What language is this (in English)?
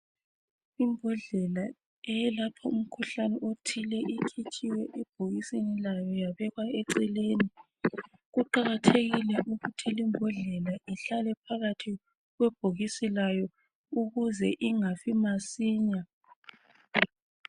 North Ndebele